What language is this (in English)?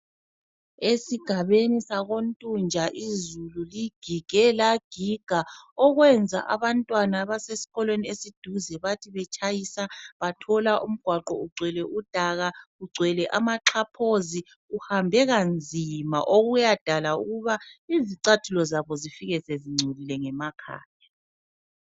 North Ndebele